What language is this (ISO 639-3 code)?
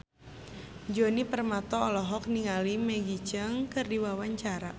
sun